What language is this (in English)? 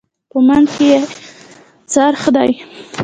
Pashto